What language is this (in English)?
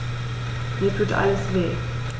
German